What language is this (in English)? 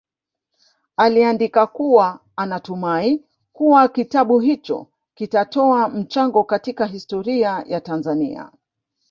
Swahili